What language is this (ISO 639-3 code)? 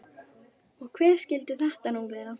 isl